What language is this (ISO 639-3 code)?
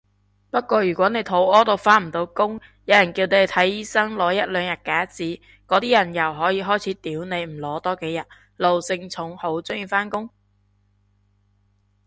yue